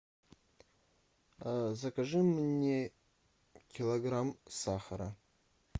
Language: Russian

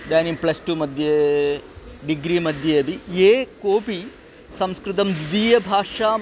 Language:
Sanskrit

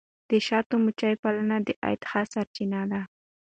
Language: Pashto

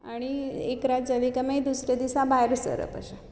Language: Konkani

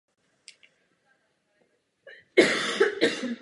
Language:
Czech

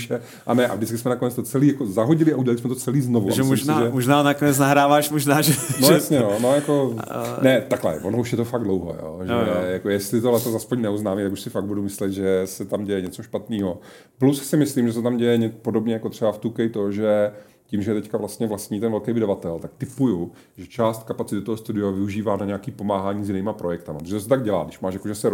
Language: Czech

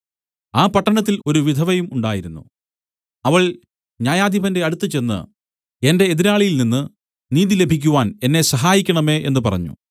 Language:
Malayalam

